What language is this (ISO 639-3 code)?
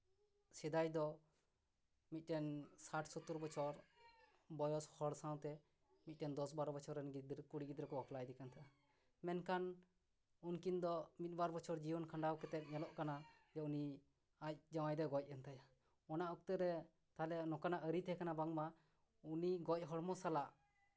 sat